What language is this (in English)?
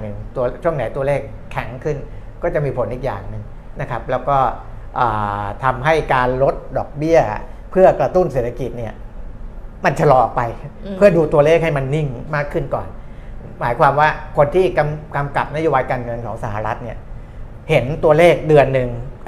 Thai